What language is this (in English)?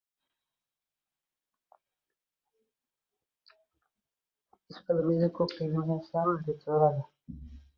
Uzbek